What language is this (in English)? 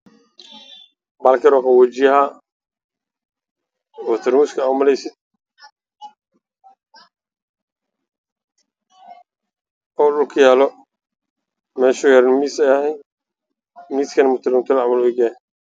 Somali